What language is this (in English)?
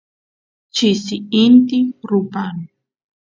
Santiago del Estero Quichua